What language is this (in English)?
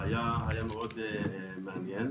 Hebrew